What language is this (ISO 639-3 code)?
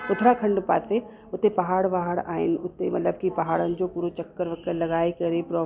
snd